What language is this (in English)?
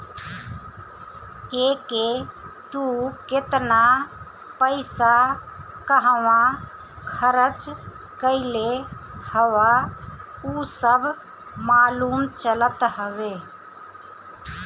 Bhojpuri